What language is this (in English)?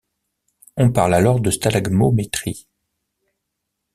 French